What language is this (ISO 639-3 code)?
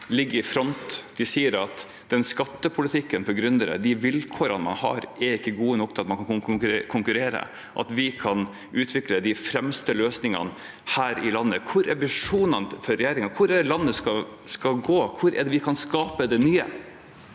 nor